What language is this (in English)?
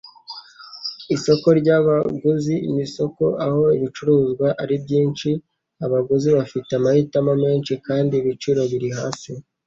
Kinyarwanda